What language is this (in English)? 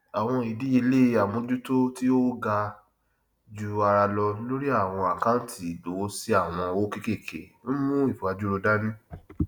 Yoruba